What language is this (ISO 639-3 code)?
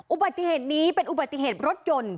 tha